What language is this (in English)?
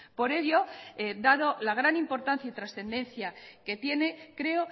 Spanish